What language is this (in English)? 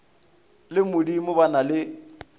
Northern Sotho